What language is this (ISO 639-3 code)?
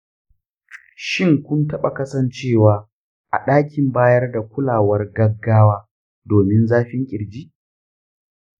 hau